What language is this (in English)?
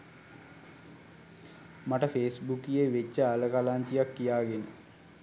Sinhala